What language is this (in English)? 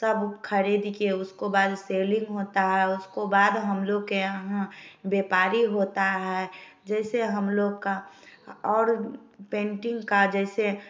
Hindi